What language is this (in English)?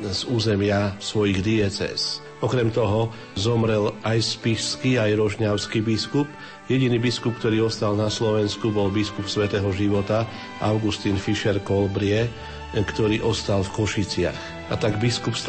Slovak